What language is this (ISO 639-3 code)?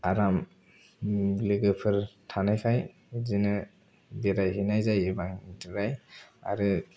brx